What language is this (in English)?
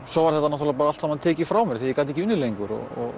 Icelandic